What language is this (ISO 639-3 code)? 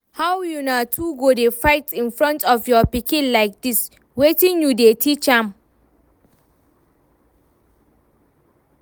pcm